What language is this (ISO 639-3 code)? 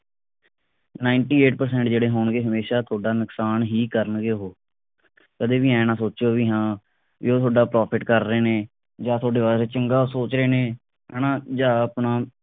pan